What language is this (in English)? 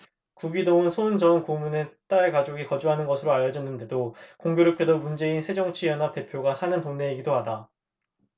Korean